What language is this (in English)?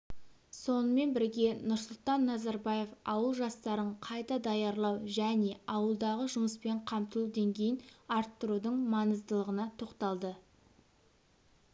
Kazakh